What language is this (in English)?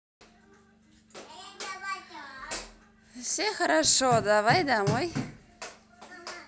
Russian